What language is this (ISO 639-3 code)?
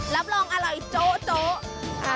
tha